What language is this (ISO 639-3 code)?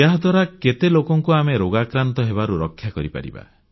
ori